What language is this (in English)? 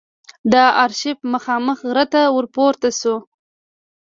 Pashto